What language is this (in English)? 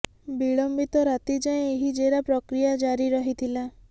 Odia